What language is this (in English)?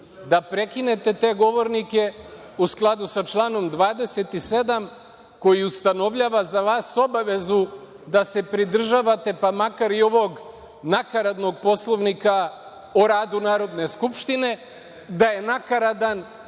Serbian